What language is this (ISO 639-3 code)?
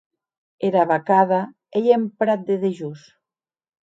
oci